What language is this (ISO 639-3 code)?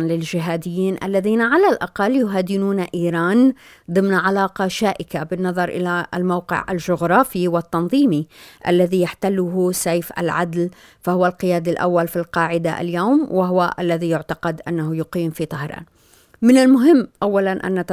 ara